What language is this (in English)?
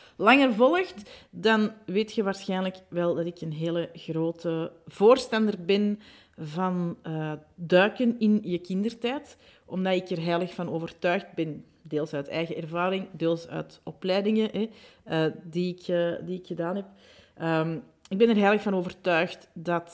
Dutch